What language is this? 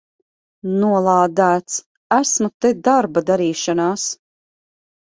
Latvian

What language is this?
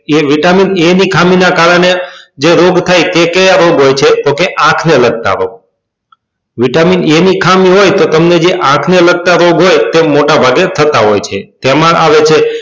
Gujarati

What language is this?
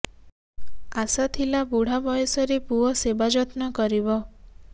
Odia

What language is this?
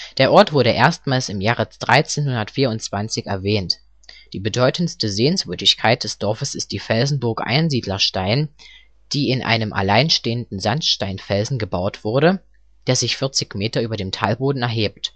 German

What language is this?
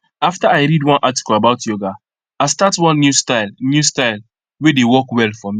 Nigerian Pidgin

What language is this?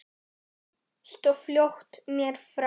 Icelandic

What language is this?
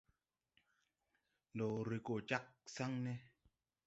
Tupuri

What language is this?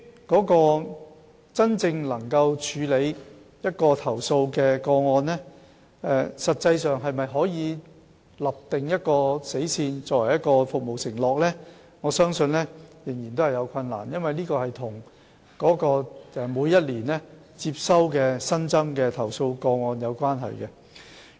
Cantonese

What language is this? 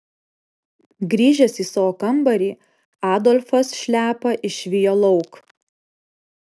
Lithuanian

